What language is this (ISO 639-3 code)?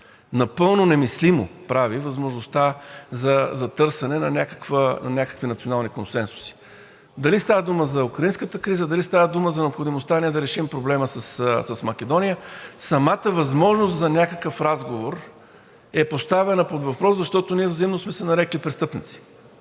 bul